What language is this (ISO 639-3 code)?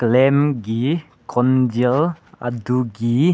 mni